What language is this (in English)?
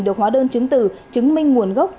Vietnamese